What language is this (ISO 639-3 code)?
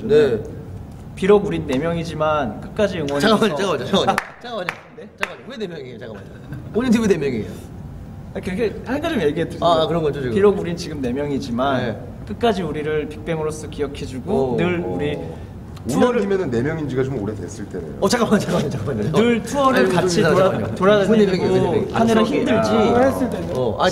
kor